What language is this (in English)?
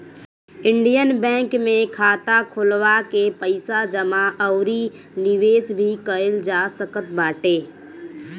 Bhojpuri